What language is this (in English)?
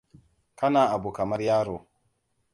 Hausa